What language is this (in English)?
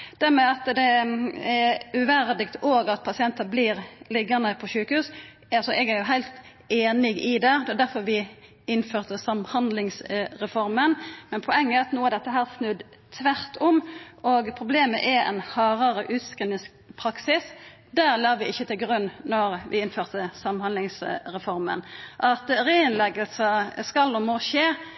Norwegian Nynorsk